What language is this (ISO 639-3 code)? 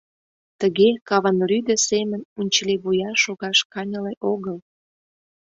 chm